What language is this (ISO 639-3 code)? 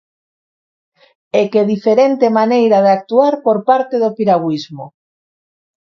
glg